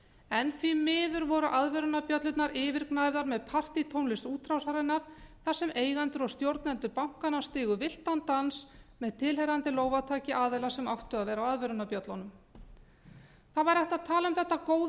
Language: Icelandic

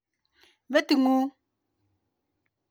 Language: Kalenjin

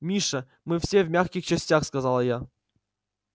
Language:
Russian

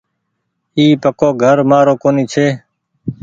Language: Goaria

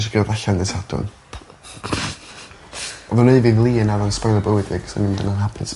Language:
Welsh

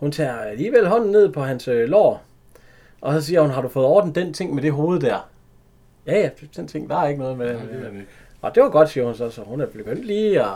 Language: Danish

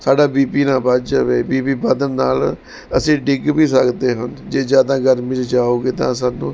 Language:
Punjabi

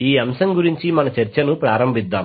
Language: Telugu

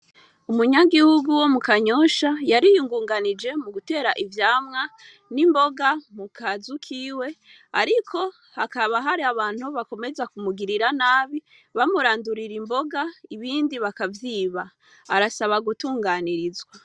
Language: Rundi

